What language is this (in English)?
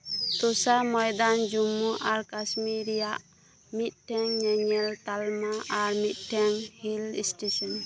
Santali